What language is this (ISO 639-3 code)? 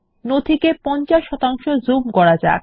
ben